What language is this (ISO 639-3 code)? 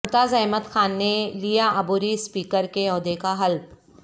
urd